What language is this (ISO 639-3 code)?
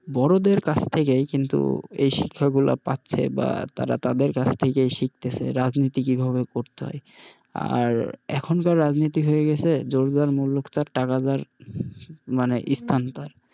ben